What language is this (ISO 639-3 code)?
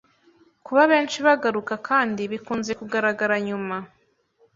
kin